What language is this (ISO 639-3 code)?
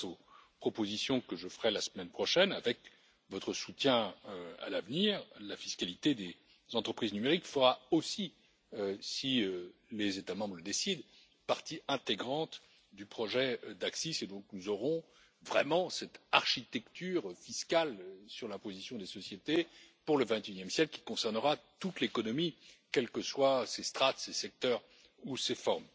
fra